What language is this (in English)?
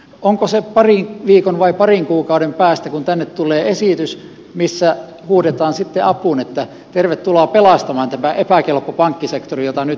Finnish